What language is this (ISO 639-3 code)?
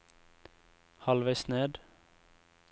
nor